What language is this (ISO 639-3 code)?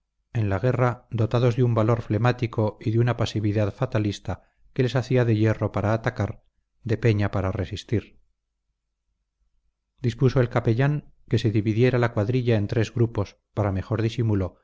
spa